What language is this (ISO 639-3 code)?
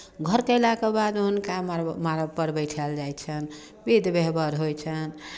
mai